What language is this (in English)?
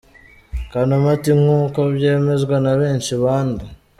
Kinyarwanda